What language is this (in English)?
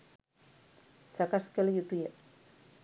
Sinhala